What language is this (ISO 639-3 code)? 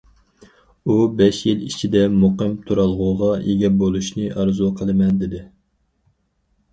uig